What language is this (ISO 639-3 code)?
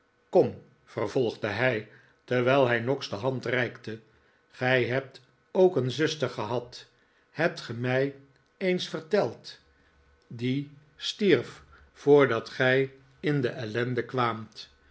nld